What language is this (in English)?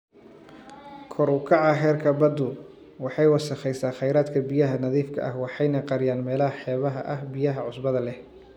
Somali